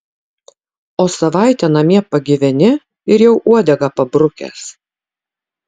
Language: Lithuanian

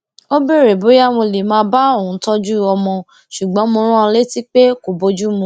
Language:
Yoruba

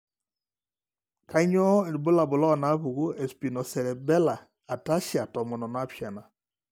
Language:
Masai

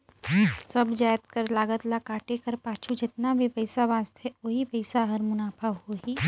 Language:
Chhattisgarhi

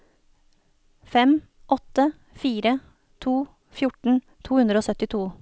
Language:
Norwegian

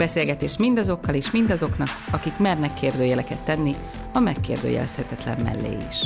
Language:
Hungarian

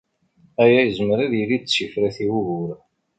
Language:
Kabyle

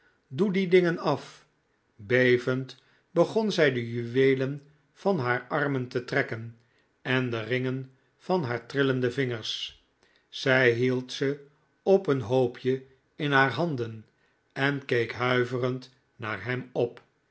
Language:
Dutch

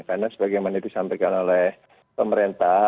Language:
Indonesian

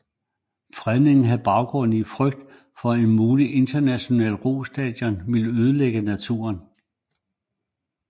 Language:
Danish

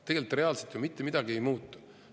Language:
Estonian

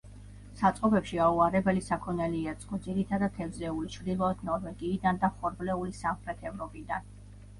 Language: Georgian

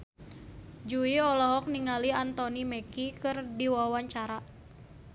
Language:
Sundanese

